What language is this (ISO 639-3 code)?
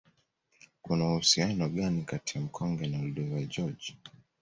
swa